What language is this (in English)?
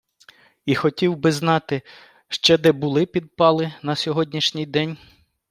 Ukrainian